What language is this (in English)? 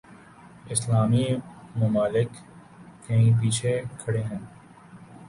Urdu